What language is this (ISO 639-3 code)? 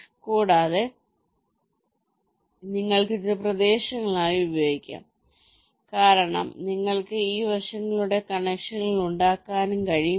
mal